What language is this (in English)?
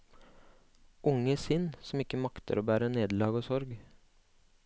Norwegian